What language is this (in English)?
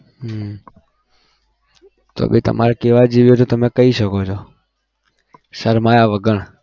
Gujarati